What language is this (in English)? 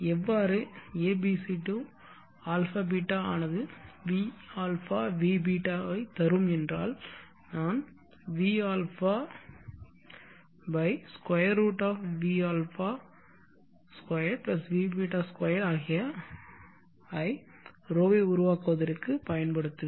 Tamil